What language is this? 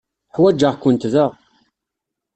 Kabyle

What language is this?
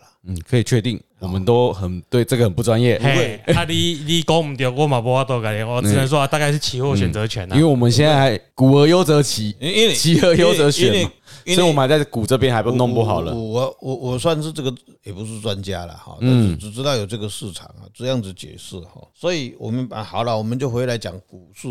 Chinese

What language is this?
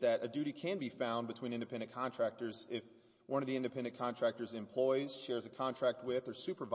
English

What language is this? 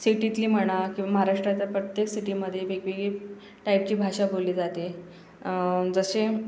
Marathi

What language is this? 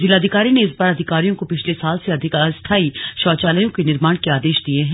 Hindi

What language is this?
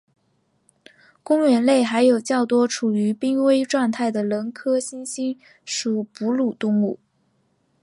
Chinese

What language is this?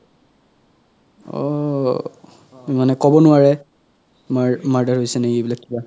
Assamese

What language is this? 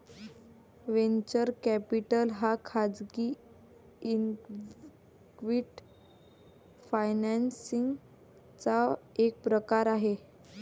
Marathi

